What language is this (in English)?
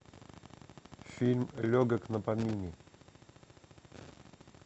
Russian